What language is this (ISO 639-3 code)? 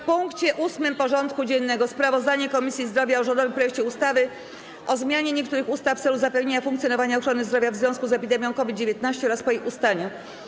pol